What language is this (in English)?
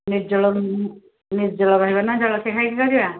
Odia